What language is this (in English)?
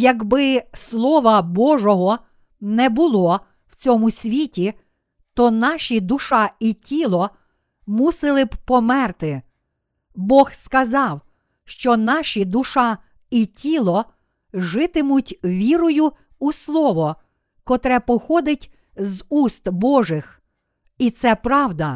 Ukrainian